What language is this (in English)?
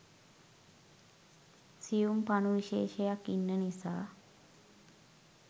Sinhala